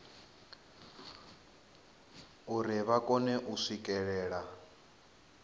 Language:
Venda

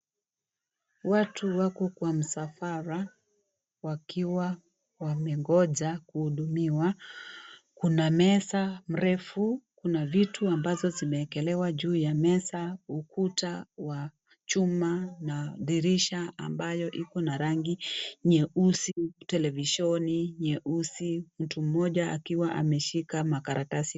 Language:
Swahili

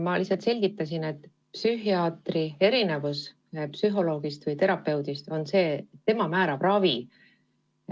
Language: Estonian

